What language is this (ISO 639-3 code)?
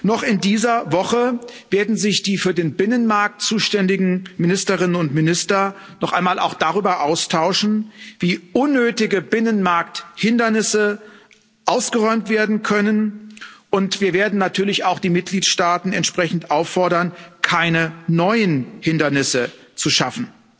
deu